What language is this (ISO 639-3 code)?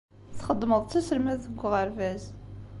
kab